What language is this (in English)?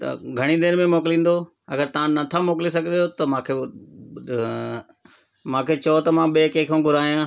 Sindhi